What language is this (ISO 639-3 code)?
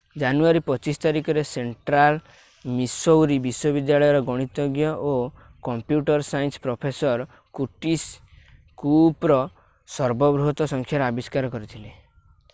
ori